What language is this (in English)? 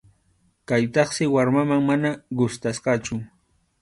Arequipa-La Unión Quechua